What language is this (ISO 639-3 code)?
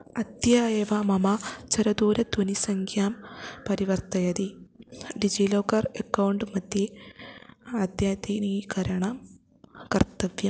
san